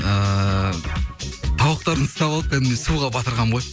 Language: Kazakh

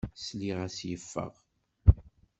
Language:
Kabyle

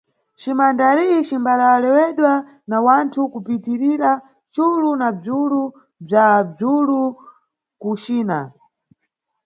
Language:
Nyungwe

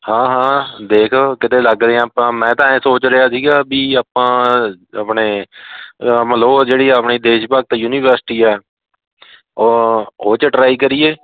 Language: Punjabi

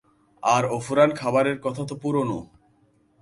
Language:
Bangla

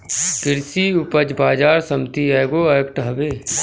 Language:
Bhojpuri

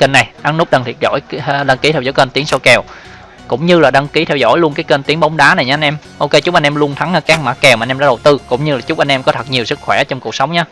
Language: Vietnamese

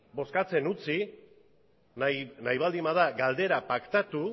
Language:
Basque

